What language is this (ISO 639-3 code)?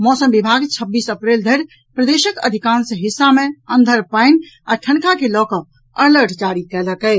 mai